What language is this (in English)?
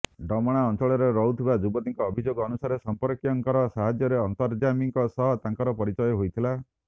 Odia